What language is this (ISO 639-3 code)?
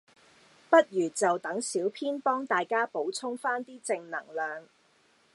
yue